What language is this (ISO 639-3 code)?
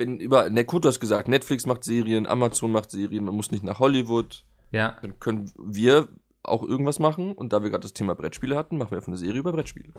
deu